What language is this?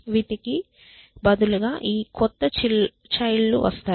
Telugu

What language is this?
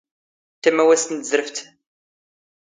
Standard Moroccan Tamazight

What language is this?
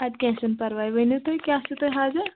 Kashmiri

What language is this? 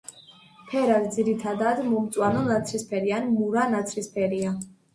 Georgian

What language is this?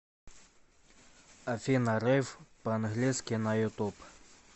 Russian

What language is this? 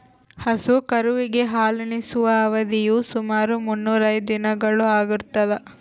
Kannada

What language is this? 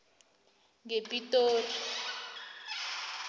South Ndebele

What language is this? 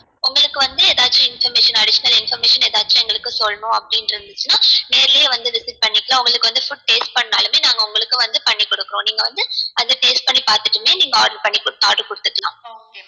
Tamil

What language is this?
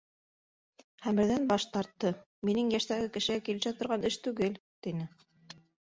Bashkir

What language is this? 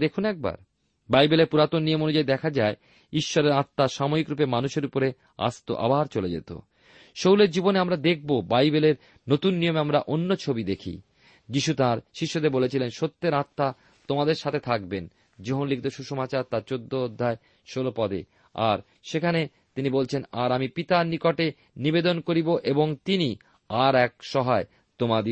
Bangla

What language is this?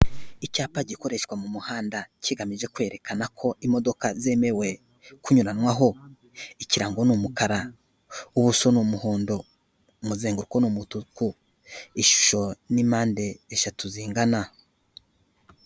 Kinyarwanda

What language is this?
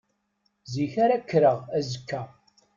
Kabyle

